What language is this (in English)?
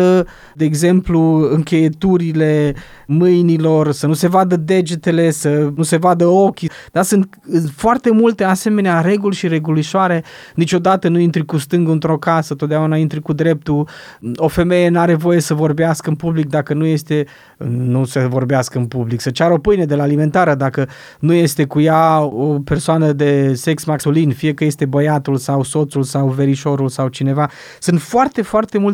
Romanian